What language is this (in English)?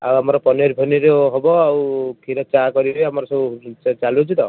Odia